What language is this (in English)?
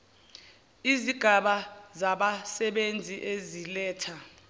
Zulu